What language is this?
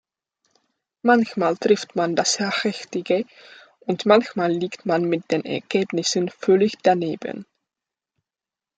German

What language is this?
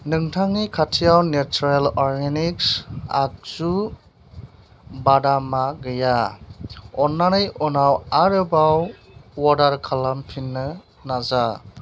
Bodo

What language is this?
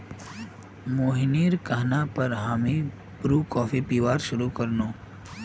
Magahi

